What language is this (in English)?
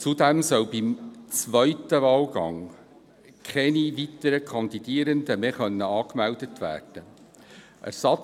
Swiss German